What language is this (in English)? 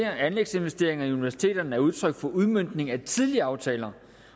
Danish